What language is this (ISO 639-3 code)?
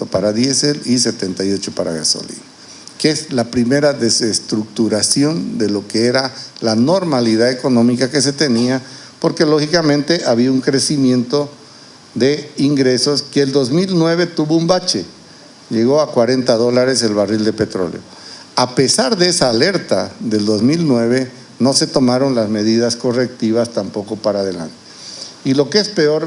spa